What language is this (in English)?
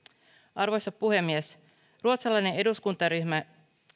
Finnish